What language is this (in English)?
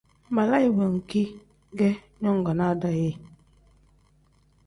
Tem